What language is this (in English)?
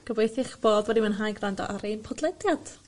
Welsh